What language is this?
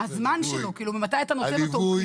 Hebrew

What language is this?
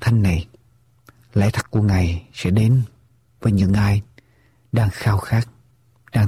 Vietnamese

